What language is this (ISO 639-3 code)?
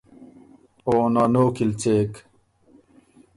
oru